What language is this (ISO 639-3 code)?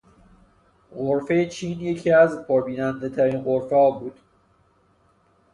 fas